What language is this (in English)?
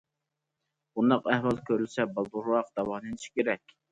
Uyghur